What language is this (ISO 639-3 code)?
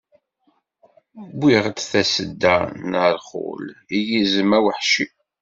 kab